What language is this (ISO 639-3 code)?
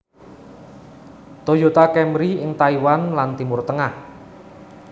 jav